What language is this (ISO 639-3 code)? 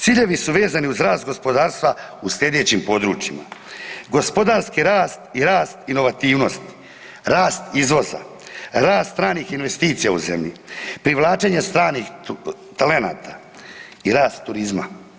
hrv